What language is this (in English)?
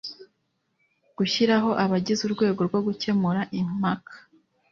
Kinyarwanda